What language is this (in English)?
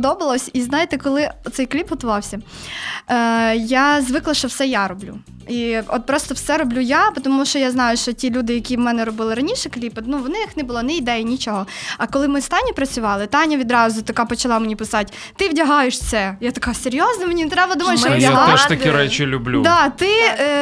Ukrainian